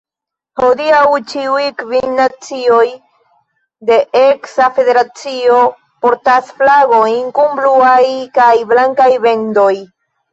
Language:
Esperanto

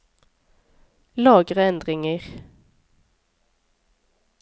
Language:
Norwegian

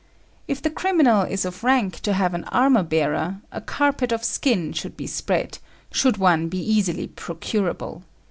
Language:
English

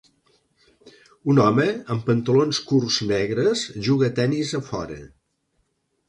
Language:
Catalan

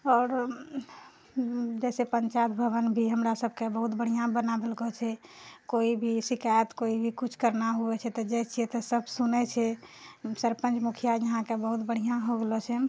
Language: Maithili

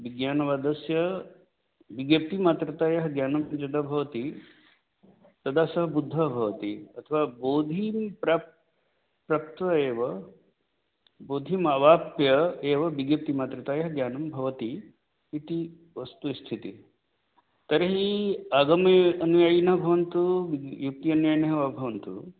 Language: Sanskrit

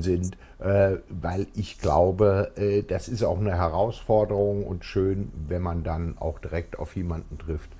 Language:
German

